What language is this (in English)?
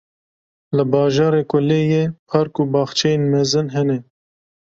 Kurdish